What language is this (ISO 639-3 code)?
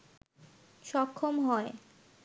ben